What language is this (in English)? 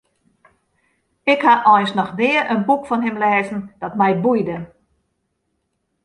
Western Frisian